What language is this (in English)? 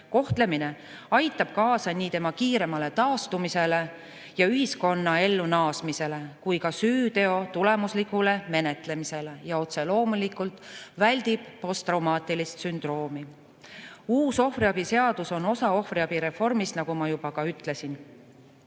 Estonian